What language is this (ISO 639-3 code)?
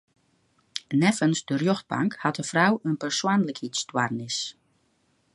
fry